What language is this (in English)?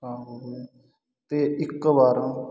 Punjabi